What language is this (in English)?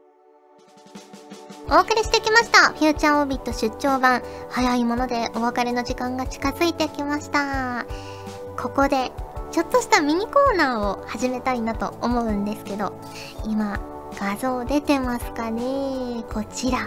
Japanese